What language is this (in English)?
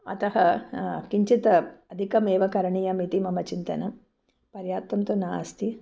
Sanskrit